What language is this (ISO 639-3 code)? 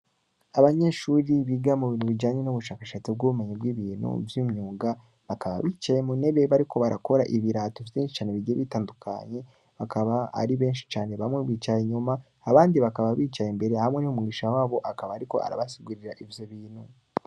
run